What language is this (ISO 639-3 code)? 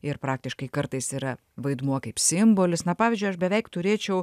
lit